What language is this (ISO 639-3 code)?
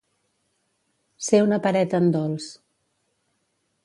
cat